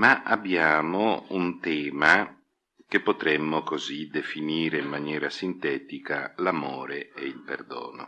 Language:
Italian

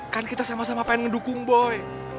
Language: Indonesian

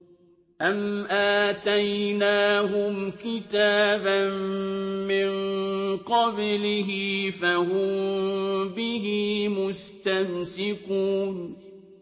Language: Arabic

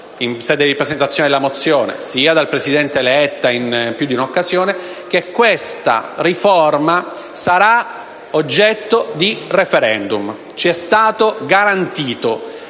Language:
Italian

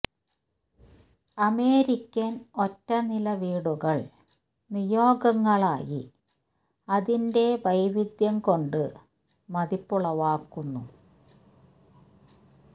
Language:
Malayalam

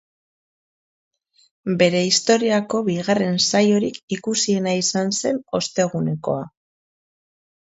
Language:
Basque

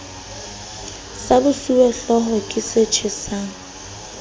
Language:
Southern Sotho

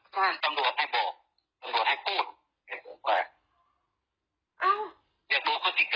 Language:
Thai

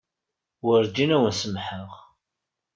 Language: Kabyle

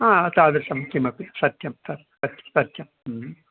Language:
Sanskrit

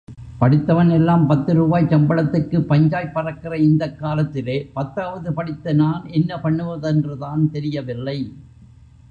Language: Tamil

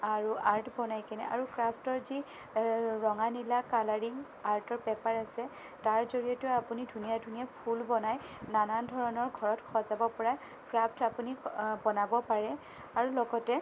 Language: Assamese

